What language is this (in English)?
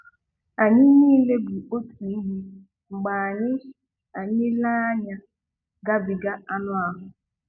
Igbo